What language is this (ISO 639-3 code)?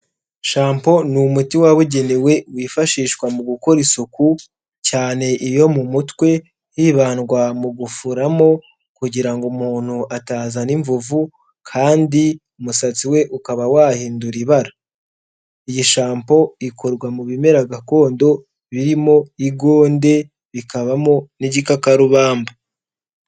kin